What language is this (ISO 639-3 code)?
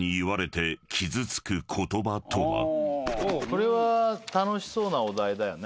jpn